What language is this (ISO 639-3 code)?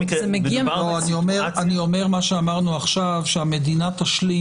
heb